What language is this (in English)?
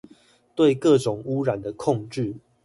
Chinese